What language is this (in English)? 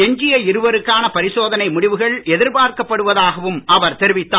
Tamil